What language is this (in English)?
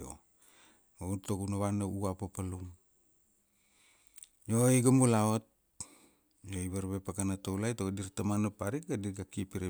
Kuanua